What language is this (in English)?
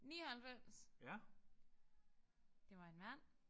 Danish